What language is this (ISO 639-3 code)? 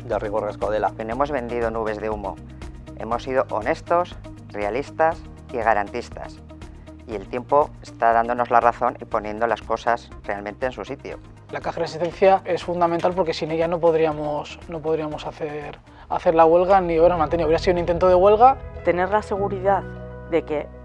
spa